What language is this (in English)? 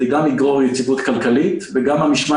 Hebrew